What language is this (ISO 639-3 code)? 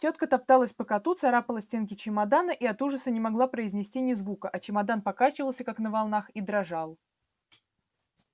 rus